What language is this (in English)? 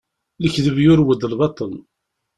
Kabyle